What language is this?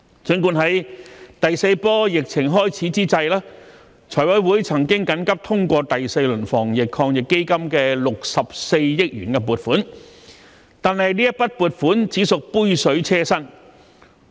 Cantonese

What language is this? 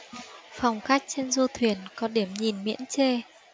Vietnamese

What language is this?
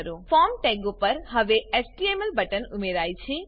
Gujarati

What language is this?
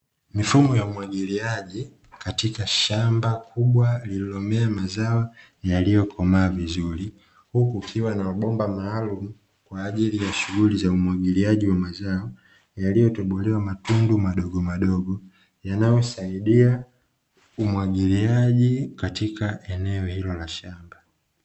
Swahili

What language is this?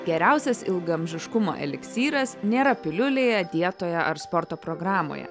Lithuanian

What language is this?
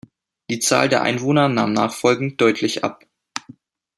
German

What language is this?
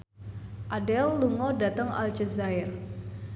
Javanese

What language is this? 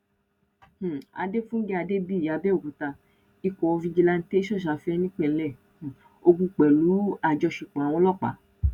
Yoruba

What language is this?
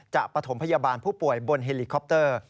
Thai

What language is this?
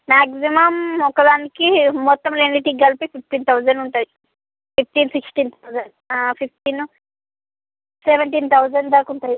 Telugu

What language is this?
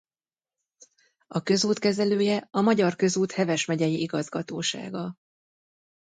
Hungarian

